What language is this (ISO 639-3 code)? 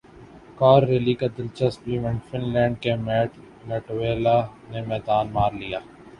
urd